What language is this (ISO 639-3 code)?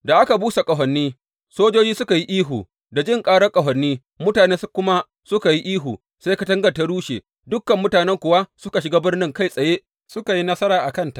hau